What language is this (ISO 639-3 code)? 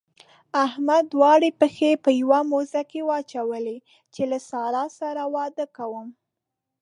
pus